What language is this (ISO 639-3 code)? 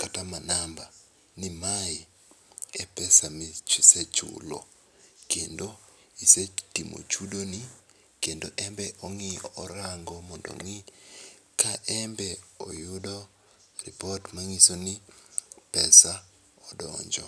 luo